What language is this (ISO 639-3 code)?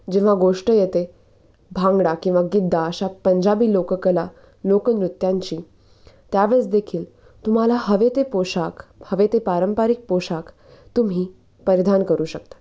mar